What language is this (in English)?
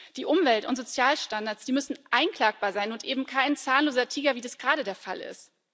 German